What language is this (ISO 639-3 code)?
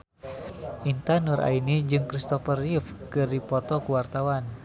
sun